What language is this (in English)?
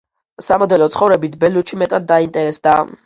Georgian